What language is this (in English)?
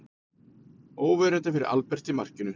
Icelandic